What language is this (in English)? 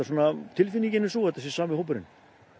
Icelandic